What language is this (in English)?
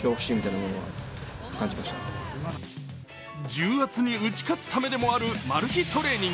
Japanese